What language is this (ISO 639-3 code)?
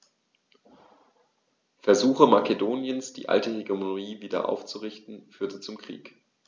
deu